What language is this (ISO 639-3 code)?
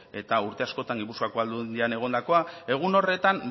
eus